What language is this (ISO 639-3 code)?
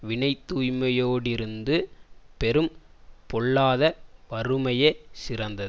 tam